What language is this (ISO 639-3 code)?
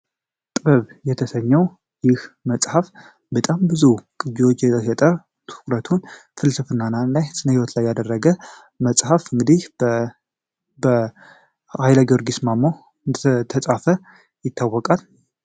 amh